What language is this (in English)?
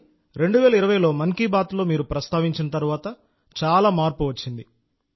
Telugu